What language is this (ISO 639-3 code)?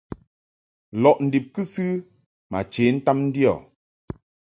mhk